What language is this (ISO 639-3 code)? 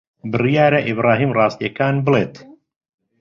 ckb